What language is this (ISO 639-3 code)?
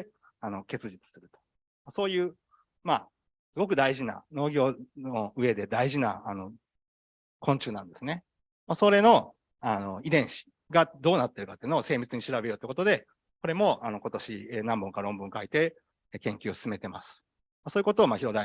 jpn